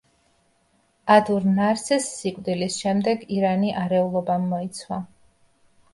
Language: Georgian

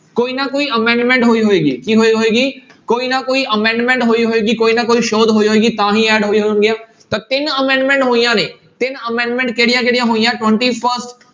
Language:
Punjabi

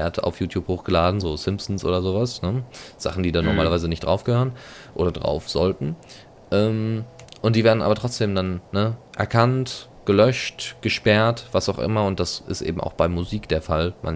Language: German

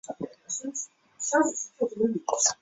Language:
Chinese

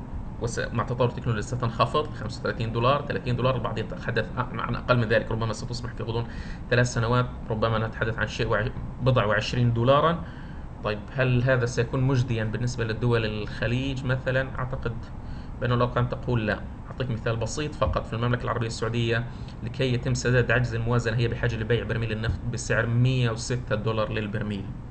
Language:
Arabic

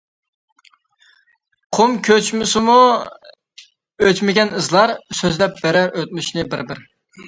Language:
Uyghur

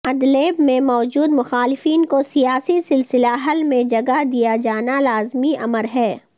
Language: Urdu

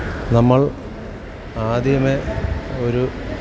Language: Malayalam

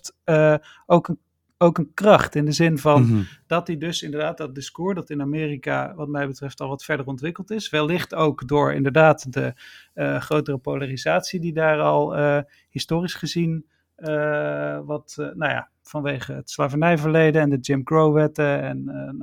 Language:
Dutch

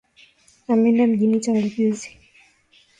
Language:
Swahili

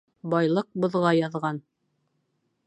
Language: Bashkir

